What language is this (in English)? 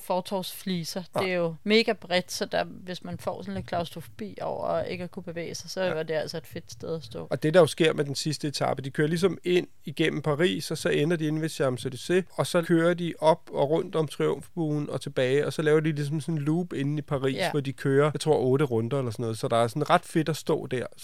Danish